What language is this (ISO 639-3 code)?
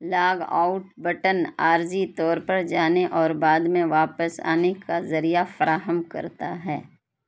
urd